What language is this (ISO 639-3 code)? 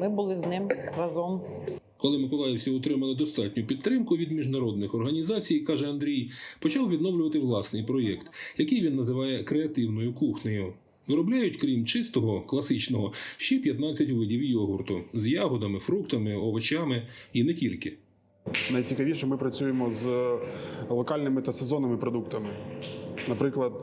ukr